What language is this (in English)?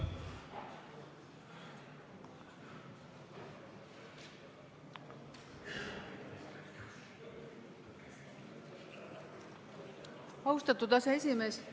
Estonian